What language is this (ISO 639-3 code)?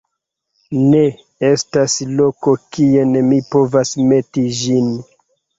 epo